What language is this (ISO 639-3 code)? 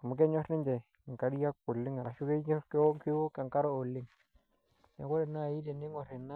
mas